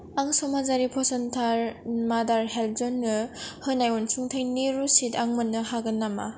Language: Bodo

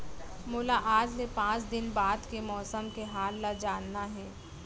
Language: Chhattisgarhi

